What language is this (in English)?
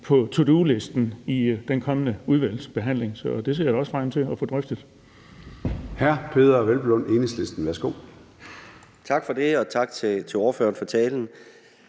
Danish